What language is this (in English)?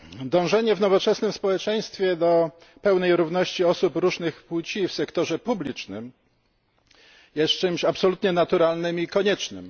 Polish